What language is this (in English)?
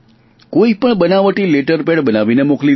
Gujarati